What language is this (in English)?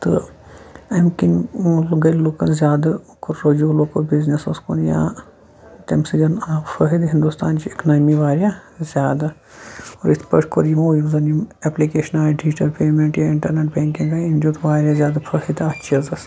Kashmiri